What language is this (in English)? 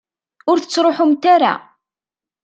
Kabyle